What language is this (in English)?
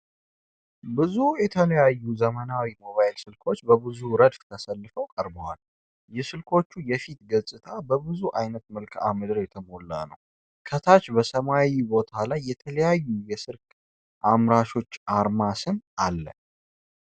Amharic